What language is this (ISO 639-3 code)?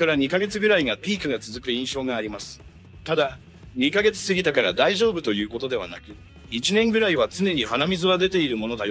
jpn